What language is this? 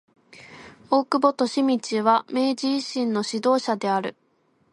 Japanese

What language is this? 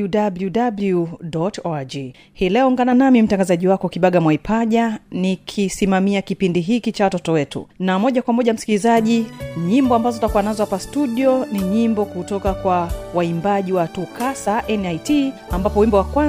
Swahili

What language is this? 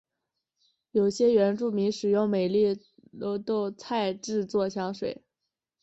Chinese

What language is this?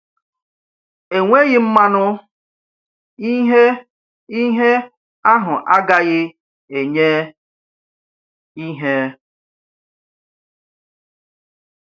Igbo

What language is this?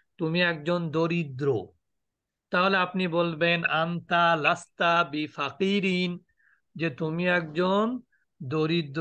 Arabic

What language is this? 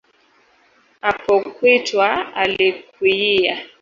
Swahili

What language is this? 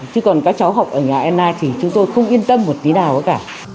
Vietnamese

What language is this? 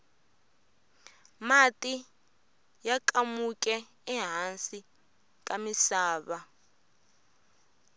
Tsonga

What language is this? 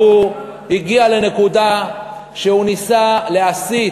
Hebrew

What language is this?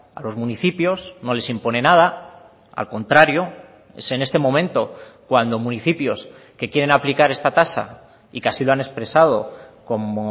Spanish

